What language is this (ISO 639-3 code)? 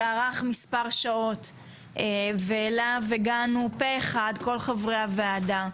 heb